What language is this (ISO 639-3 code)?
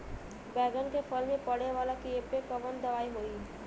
bho